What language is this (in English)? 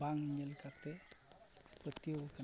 Santali